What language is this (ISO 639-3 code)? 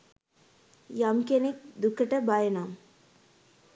sin